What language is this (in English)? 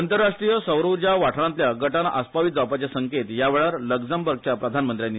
Konkani